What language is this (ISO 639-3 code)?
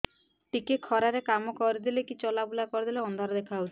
ori